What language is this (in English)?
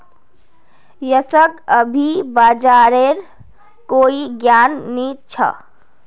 Magahi